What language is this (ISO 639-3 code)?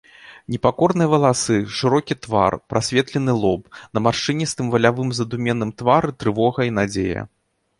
bel